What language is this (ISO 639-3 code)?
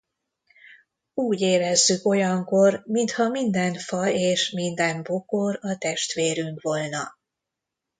hun